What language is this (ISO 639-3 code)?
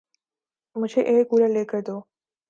urd